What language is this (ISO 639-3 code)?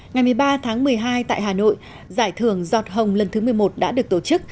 vie